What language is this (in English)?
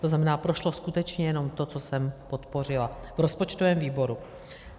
Czech